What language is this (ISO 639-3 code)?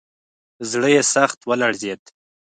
pus